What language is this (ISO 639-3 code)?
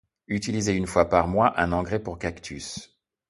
fra